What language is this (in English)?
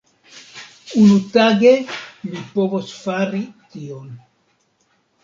Esperanto